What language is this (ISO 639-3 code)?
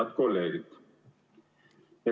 est